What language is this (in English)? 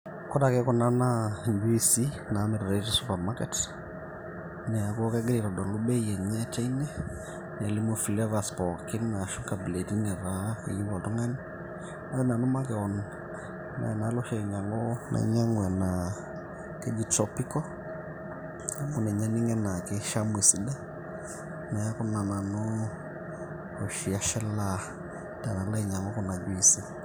Masai